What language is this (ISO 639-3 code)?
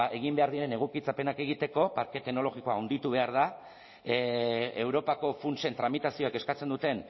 eus